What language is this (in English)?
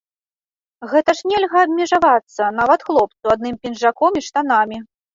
Belarusian